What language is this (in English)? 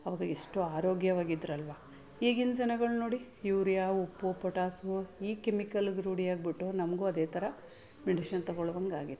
Kannada